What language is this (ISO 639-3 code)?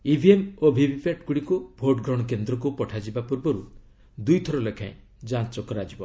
ori